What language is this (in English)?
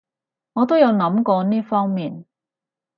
Cantonese